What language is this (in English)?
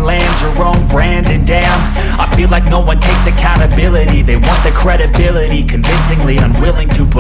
English